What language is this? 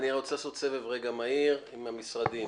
Hebrew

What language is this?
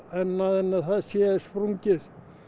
Icelandic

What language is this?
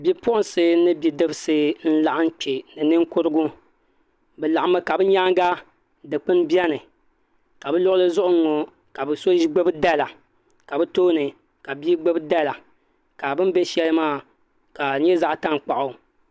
Dagbani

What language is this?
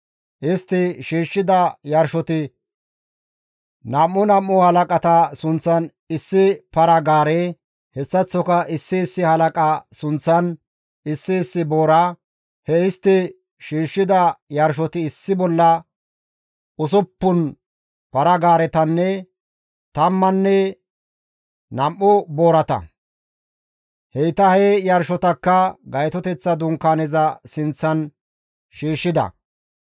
Gamo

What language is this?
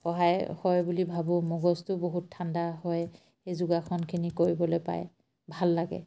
Assamese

